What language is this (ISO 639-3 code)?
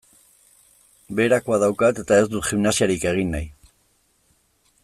eus